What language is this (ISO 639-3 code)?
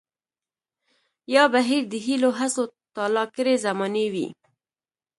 pus